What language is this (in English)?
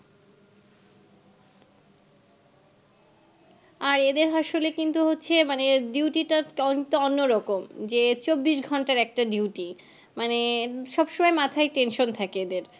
Bangla